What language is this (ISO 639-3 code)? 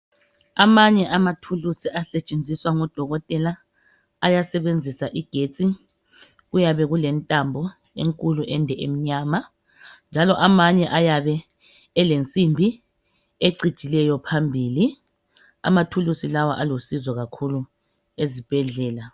nde